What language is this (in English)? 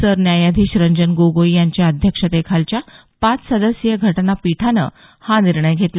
Marathi